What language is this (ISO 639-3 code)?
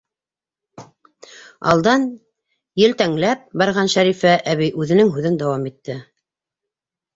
bak